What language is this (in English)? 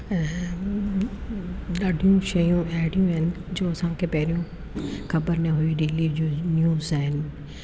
Sindhi